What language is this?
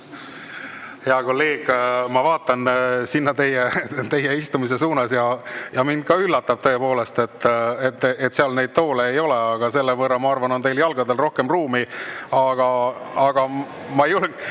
Estonian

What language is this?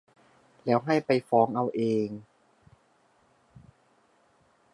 Thai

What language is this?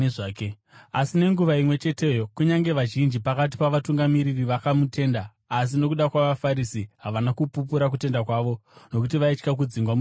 Shona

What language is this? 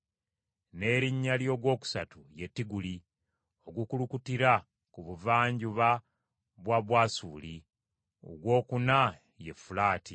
Ganda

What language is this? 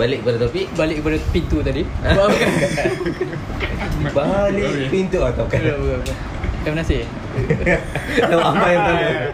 Malay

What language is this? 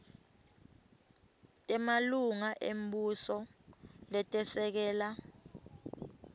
Swati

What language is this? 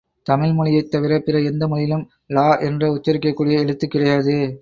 Tamil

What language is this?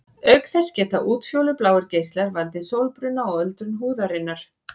Icelandic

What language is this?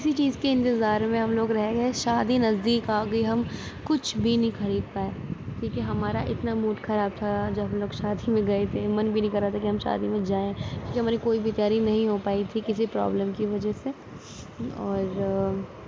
Urdu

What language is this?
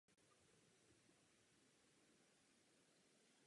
Czech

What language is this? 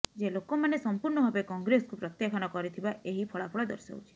Odia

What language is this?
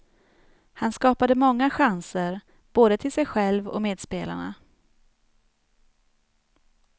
Swedish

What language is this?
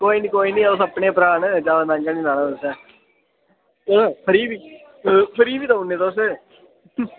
Dogri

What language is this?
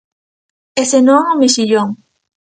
Galician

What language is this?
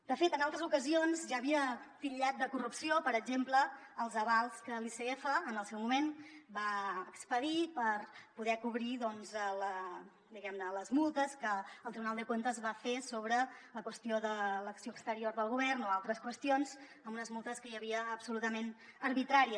Catalan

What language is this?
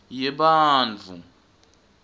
Swati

